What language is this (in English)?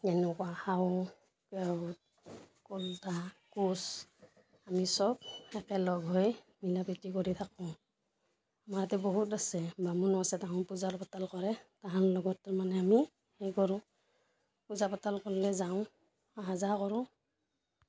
Assamese